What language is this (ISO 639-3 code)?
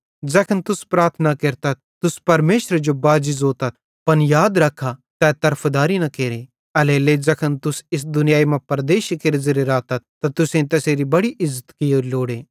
bhd